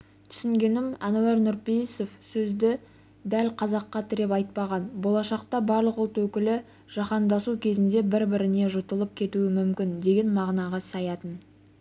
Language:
Kazakh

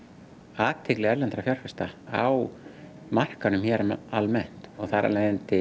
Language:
Icelandic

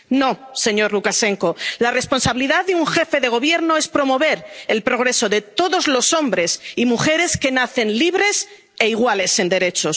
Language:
Spanish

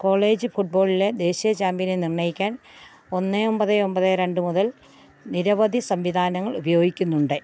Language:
Malayalam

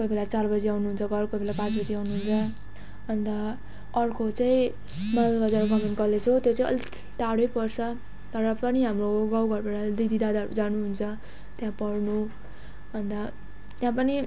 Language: Nepali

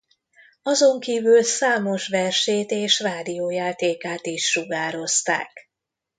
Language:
Hungarian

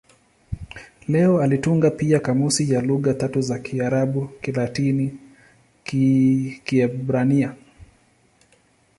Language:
Swahili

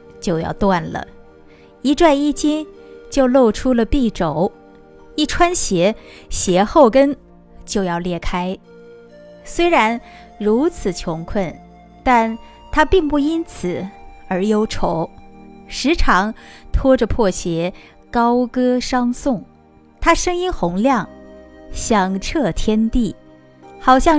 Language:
Chinese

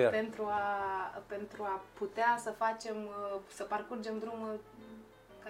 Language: Romanian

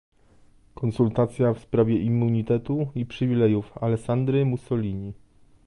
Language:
Polish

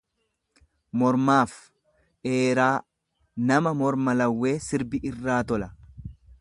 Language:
Oromo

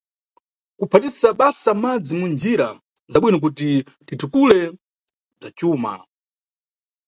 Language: Nyungwe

